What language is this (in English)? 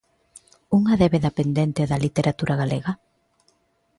Galician